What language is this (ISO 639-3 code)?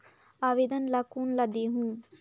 hne